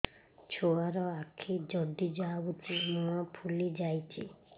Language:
Odia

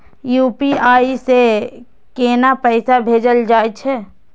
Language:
Maithili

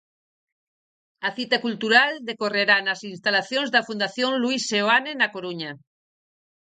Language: Galician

